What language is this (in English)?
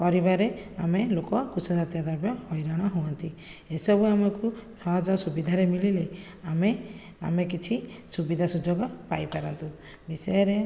Odia